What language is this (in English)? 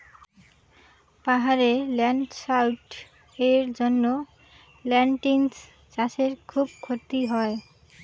Bangla